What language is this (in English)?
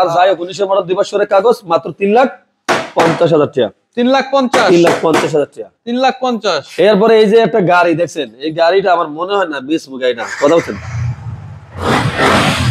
Turkish